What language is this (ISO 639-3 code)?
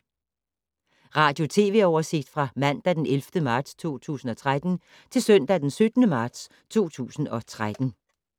dan